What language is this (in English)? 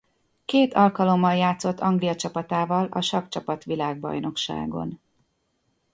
Hungarian